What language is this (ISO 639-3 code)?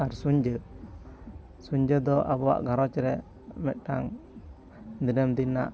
sat